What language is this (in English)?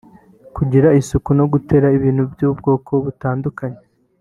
Kinyarwanda